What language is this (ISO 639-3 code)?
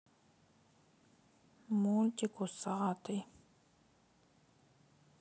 rus